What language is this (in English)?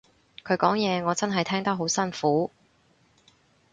Cantonese